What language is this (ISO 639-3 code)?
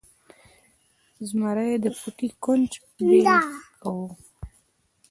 pus